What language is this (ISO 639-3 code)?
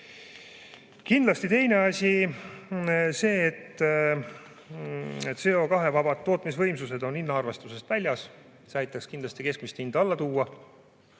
est